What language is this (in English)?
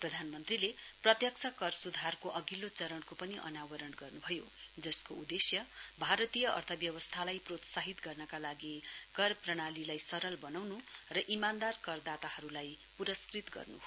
Nepali